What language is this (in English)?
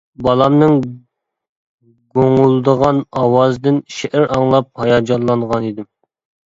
Uyghur